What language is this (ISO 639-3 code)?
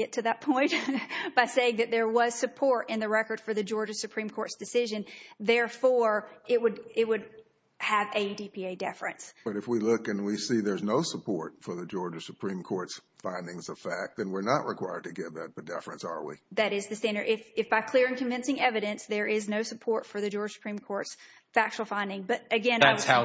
eng